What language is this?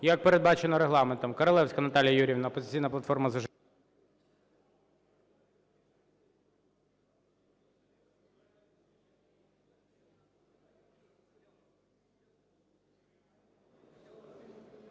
Ukrainian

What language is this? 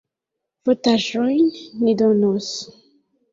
Esperanto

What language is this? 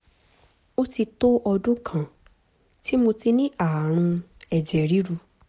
Yoruba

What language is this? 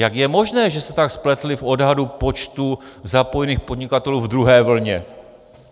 Czech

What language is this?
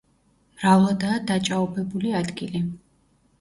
Georgian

